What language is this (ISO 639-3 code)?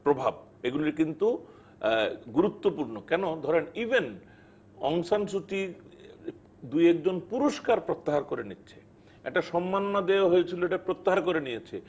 ben